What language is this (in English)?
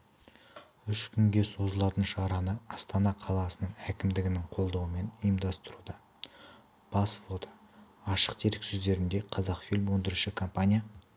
Kazakh